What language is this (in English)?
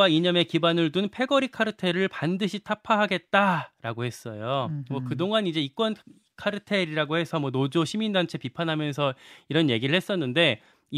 Korean